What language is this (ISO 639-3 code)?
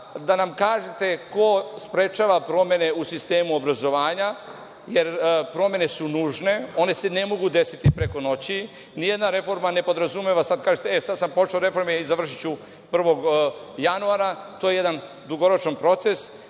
srp